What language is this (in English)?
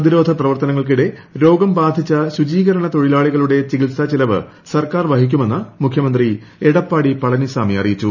Malayalam